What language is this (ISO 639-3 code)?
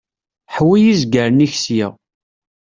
kab